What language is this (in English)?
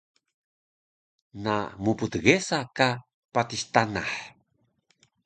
Taroko